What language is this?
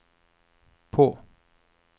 Norwegian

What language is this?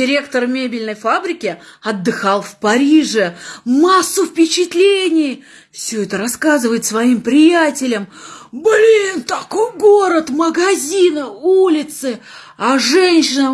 Russian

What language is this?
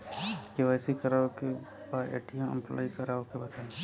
Bhojpuri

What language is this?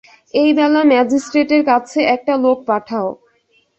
Bangla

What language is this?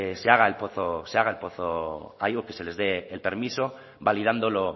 Spanish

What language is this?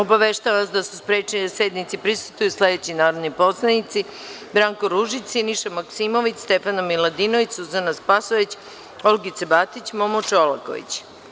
Serbian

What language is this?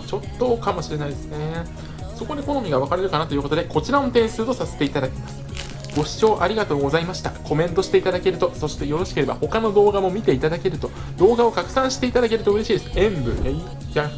Japanese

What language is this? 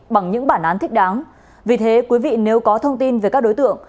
Vietnamese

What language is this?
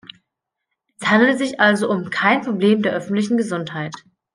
German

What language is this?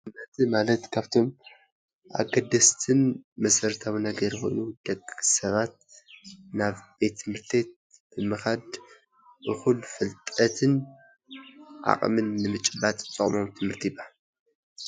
Tigrinya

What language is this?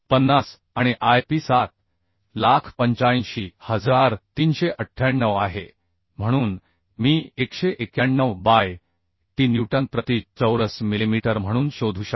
Marathi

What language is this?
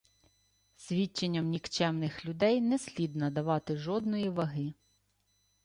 Ukrainian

